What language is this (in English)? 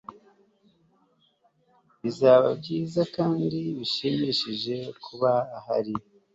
Kinyarwanda